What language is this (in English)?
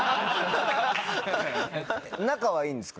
Japanese